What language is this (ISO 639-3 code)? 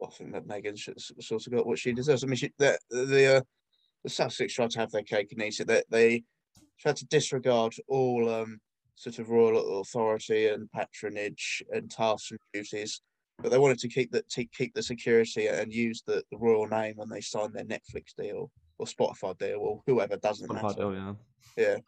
eng